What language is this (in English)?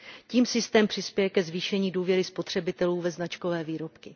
Czech